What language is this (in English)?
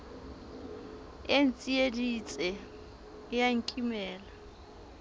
Southern Sotho